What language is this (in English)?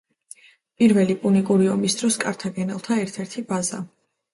Georgian